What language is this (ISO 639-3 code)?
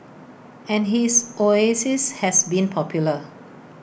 eng